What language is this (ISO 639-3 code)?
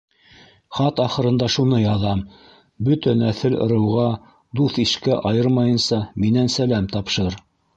bak